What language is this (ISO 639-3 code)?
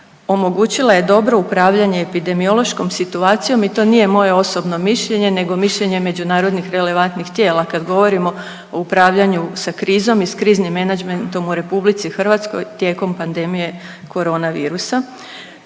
hrv